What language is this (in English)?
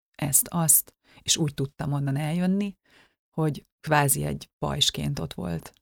Hungarian